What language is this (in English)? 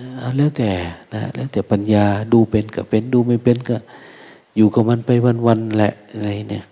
Thai